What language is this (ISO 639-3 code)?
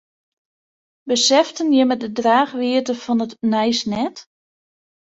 fry